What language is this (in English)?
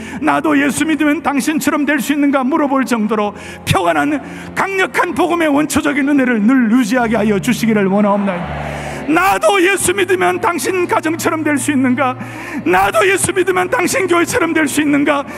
Korean